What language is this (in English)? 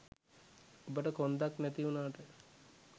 Sinhala